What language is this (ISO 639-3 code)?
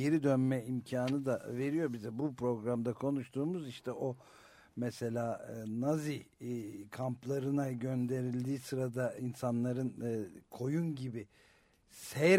tur